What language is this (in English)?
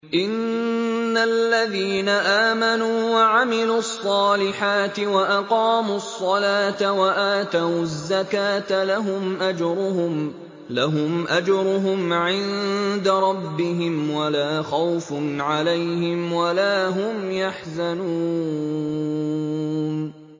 Arabic